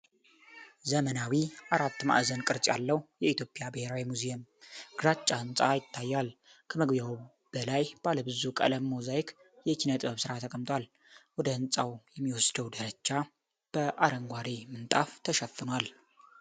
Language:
Amharic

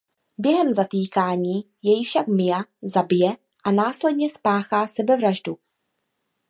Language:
Czech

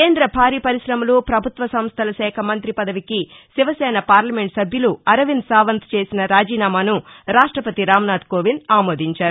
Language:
Telugu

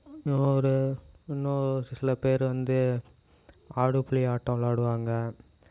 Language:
Tamil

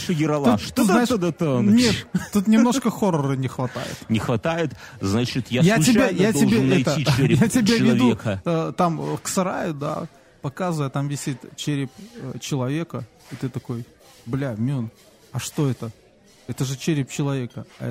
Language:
Russian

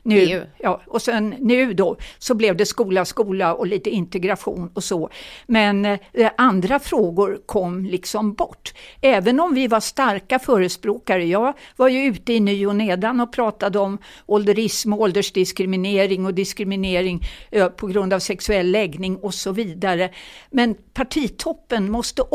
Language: Swedish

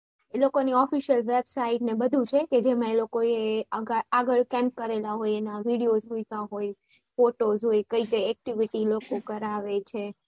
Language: Gujarati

